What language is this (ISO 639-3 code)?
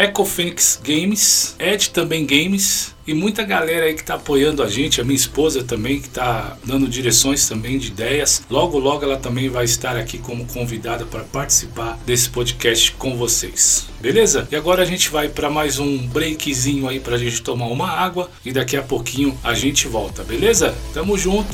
por